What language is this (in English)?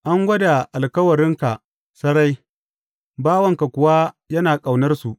Hausa